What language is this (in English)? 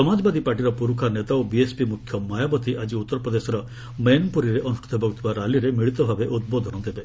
Odia